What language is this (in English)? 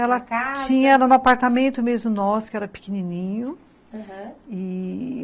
Portuguese